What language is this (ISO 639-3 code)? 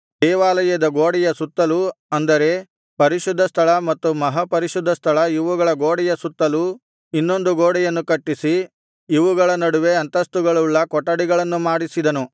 kan